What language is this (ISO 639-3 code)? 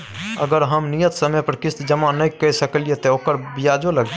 mai